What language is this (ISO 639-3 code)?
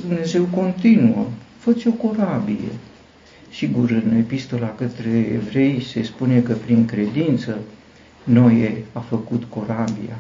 ron